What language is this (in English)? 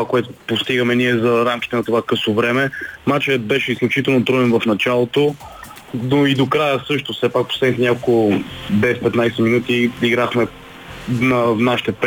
Bulgarian